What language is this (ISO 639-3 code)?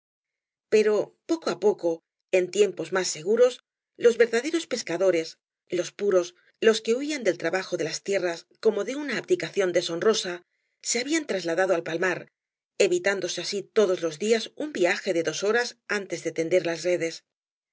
spa